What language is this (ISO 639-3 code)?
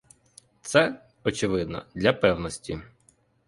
ukr